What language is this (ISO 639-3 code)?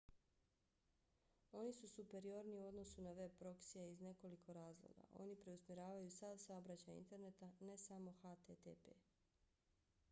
bos